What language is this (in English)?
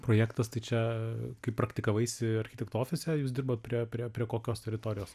Lithuanian